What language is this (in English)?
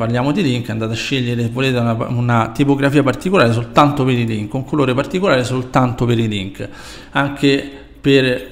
Italian